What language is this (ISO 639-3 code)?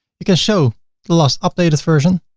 eng